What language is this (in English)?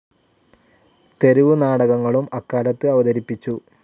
Malayalam